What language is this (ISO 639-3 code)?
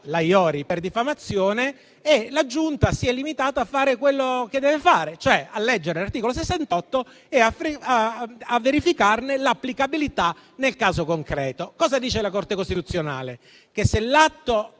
ita